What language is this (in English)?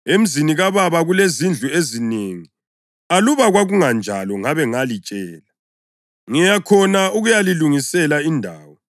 North Ndebele